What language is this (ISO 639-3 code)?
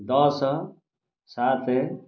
ori